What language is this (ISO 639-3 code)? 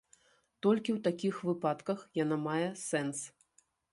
bel